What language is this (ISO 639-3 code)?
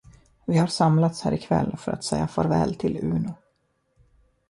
swe